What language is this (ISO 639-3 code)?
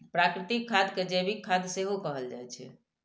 mai